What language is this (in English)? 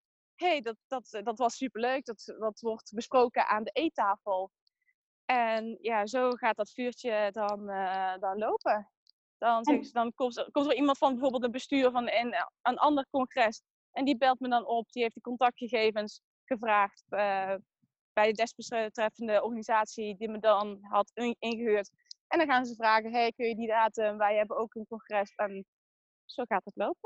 Dutch